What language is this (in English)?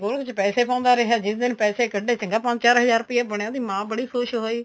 Punjabi